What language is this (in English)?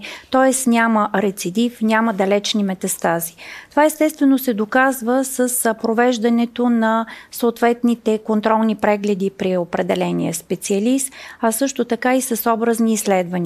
Bulgarian